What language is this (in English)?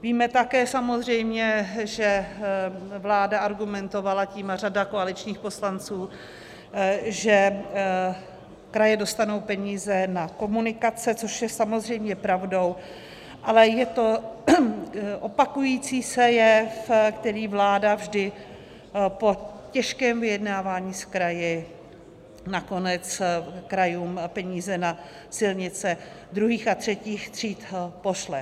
Czech